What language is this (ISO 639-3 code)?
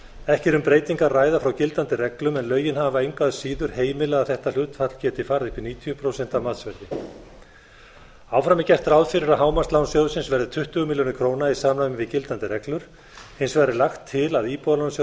isl